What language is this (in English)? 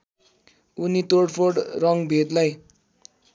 Nepali